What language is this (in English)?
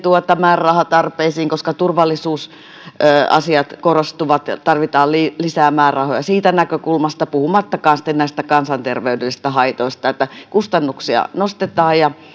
Finnish